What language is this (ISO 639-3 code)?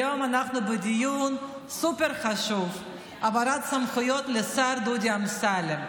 heb